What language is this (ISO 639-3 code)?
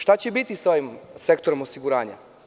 srp